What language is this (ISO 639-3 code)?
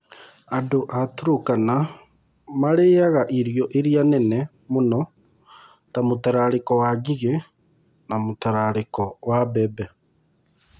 kik